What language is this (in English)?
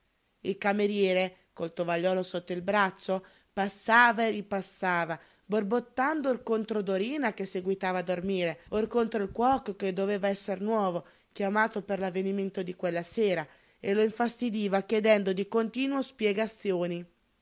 Italian